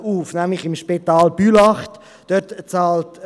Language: Swiss German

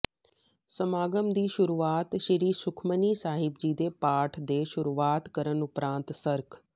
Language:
Punjabi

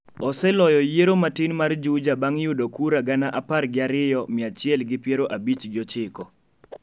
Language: Luo (Kenya and Tanzania)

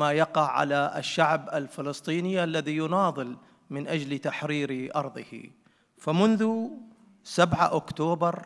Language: Arabic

